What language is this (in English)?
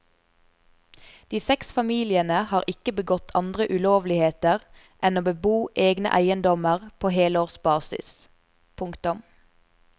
Norwegian